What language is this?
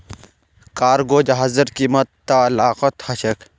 Magahi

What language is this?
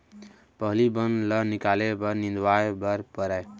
Chhattisgarhi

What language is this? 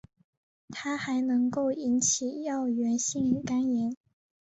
Chinese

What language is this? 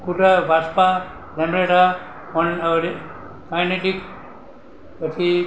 Gujarati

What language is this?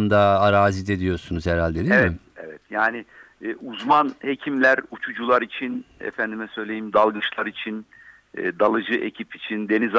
Turkish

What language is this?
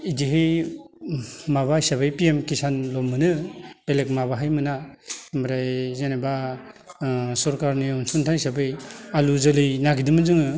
Bodo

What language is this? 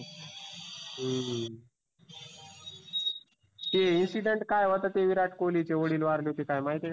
Marathi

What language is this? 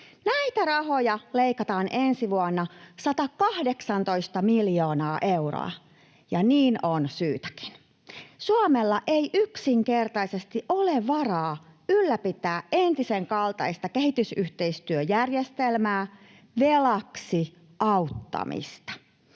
Finnish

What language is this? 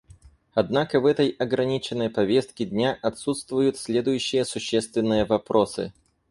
Russian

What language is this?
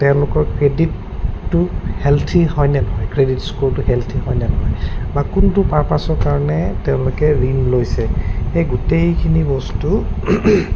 Assamese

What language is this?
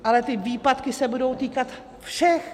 Czech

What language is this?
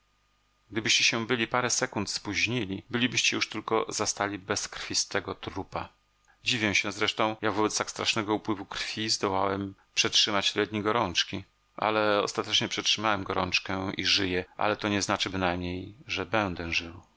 Polish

